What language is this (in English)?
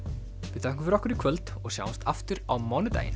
Icelandic